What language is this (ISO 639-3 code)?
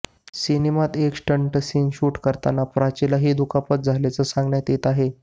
mar